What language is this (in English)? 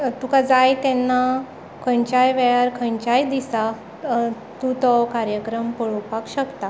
Konkani